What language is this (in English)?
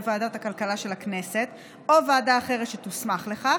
Hebrew